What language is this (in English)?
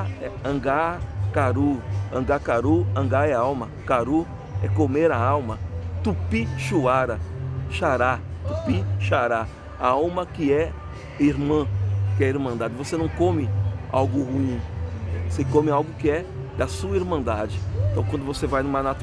Portuguese